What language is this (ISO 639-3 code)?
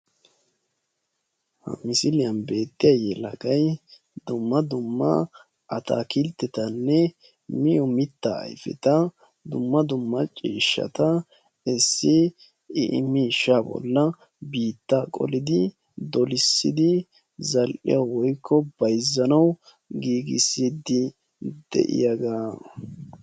wal